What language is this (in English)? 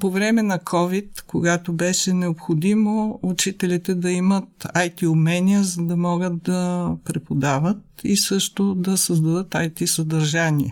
Bulgarian